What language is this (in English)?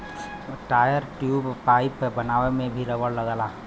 Bhojpuri